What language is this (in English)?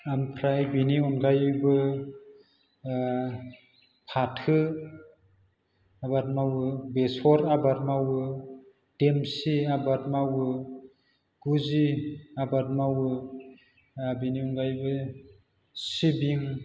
Bodo